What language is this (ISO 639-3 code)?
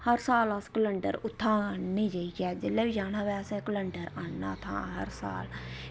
doi